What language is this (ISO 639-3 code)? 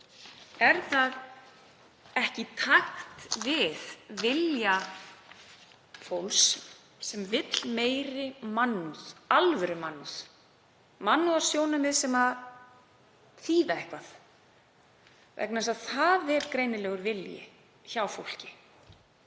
isl